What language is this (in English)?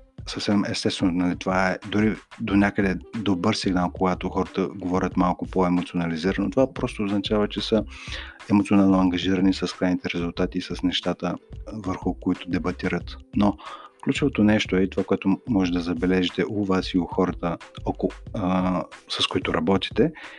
Bulgarian